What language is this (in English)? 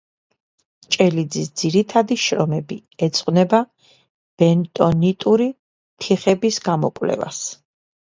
Georgian